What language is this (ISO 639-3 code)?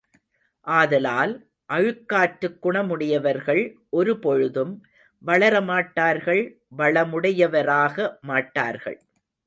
tam